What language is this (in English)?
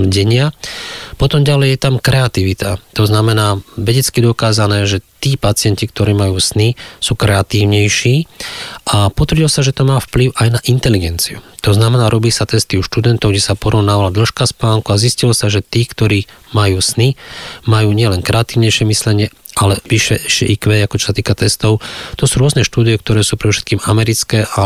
Slovak